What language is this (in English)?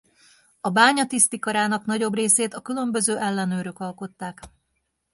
Hungarian